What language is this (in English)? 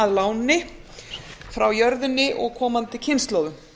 Icelandic